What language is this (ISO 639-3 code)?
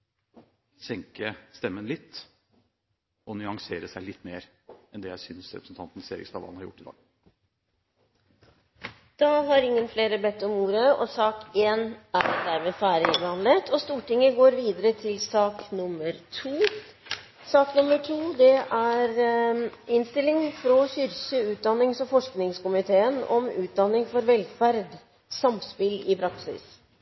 nob